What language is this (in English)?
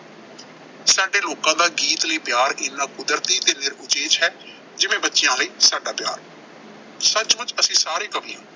Punjabi